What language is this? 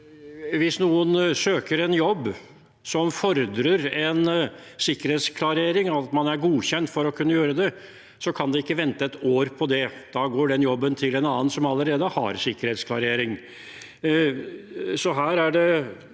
Norwegian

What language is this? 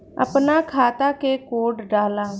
Bhojpuri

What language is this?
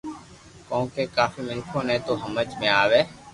Loarki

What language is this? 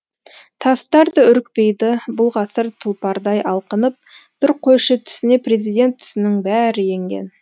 Kazakh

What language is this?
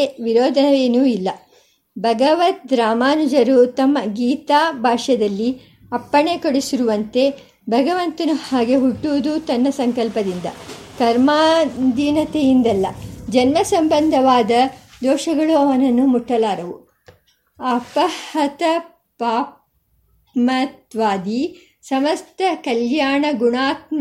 Kannada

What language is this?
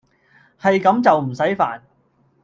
Cantonese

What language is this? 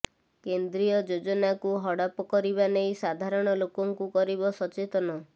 Odia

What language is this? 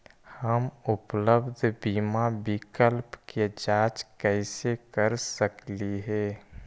Magahi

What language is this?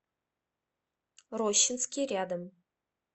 Russian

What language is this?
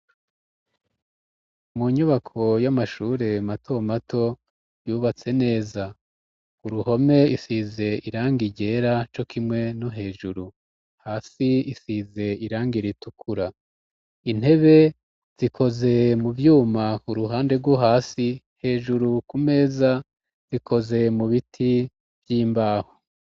Rundi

